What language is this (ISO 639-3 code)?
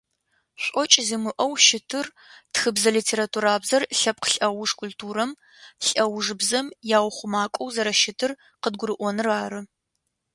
ady